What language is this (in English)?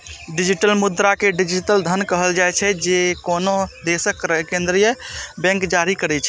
Maithili